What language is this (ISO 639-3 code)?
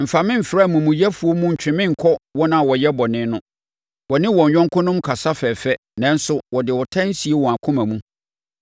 aka